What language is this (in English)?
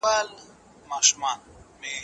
Pashto